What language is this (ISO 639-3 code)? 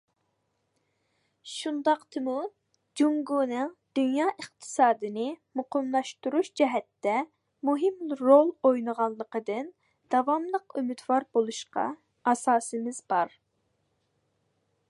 uig